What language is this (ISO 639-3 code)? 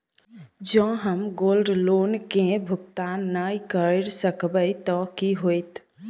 mai